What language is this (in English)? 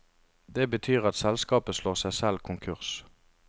Norwegian